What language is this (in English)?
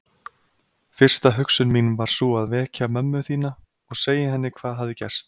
Icelandic